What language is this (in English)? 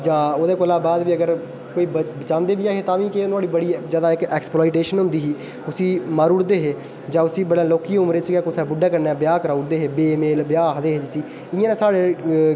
Dogri